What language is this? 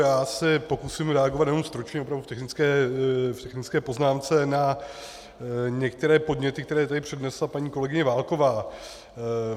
Czech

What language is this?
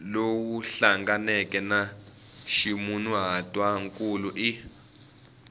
Tsonga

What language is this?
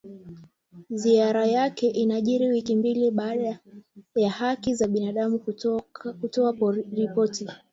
Swahili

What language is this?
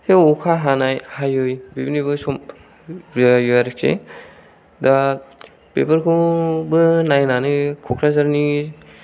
Bodo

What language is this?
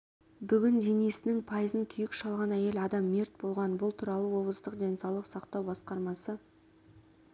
Kazakh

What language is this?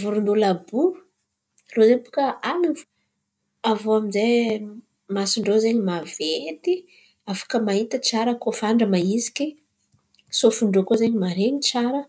Antankarana Malagasy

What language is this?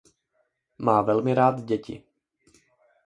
Czech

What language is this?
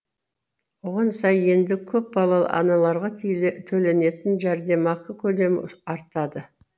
Kazakh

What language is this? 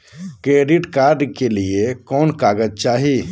Magahi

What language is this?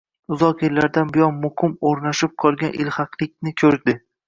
Uzbek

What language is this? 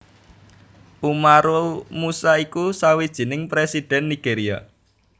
Javanese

